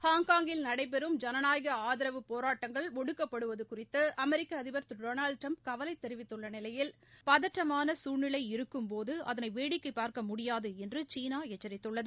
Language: Tamil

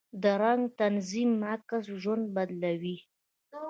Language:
Pashto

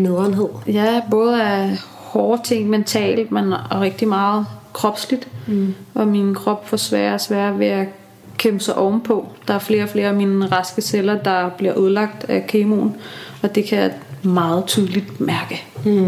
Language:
Danish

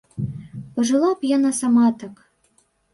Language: Belarusian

